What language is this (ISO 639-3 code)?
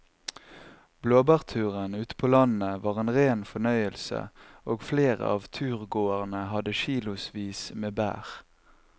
nor